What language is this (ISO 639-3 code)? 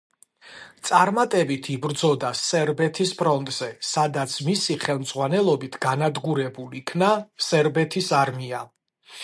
kat